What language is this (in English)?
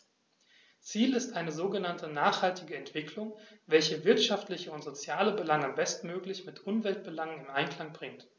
German